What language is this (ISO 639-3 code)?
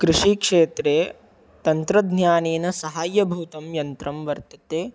san